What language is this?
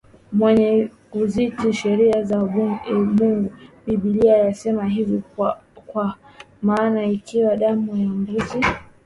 Swahili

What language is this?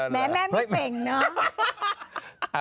Thai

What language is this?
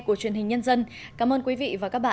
Vietnamese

